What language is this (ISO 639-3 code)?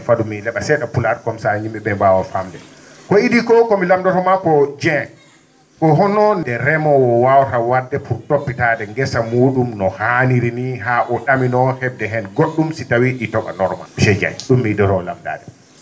ful